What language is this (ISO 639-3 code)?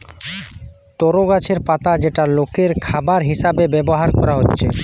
ben